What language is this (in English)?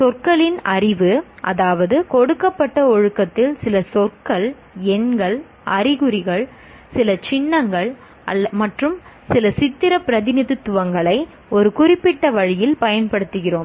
Tamil